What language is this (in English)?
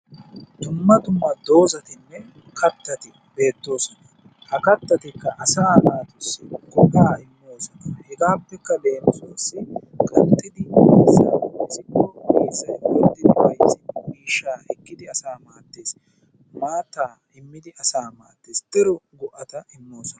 Wolaytta